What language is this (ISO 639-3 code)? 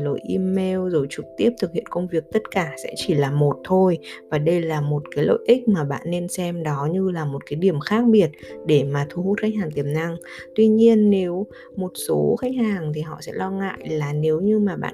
vie